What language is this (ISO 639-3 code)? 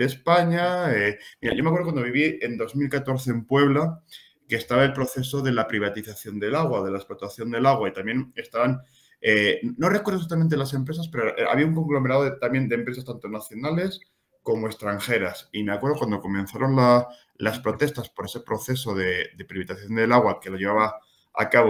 spa